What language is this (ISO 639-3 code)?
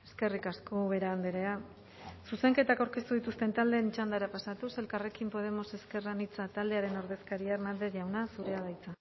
eus